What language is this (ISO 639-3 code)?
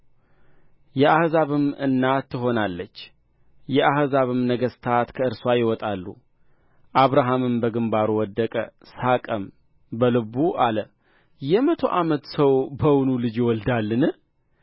amh